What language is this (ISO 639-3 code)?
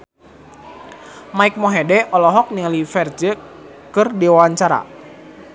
sun